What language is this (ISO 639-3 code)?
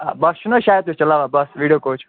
kas